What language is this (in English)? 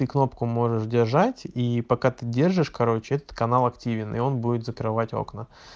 Russian